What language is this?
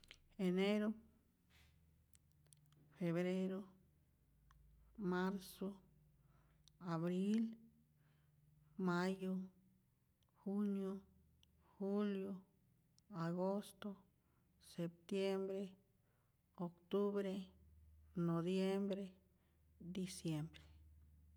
Rayón Zoque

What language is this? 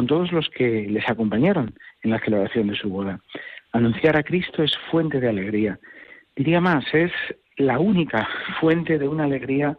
Spanish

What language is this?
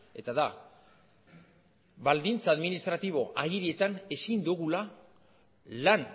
Basque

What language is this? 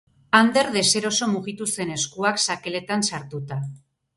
Basque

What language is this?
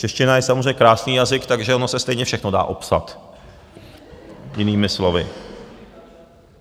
Czech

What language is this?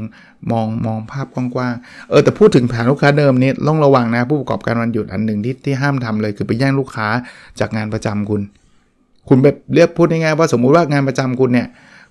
Thai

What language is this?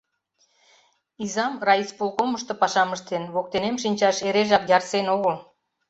Mari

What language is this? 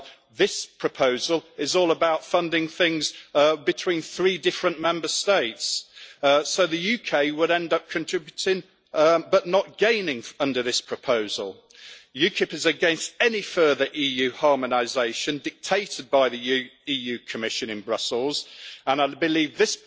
English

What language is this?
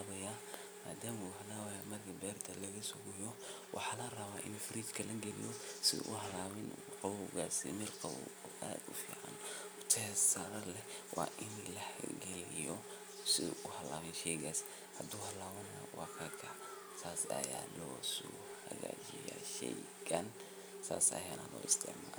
Somali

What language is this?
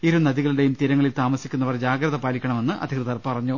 Malayalam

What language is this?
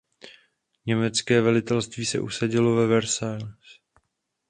Czech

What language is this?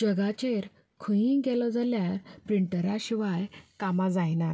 Konkani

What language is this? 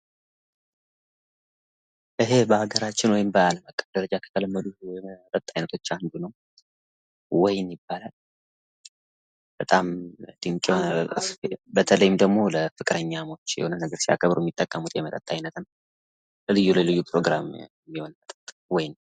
Amharic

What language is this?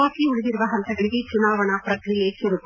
Kannada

